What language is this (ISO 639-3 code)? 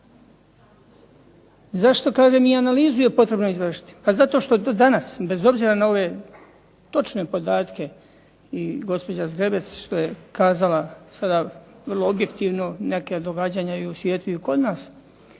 hrv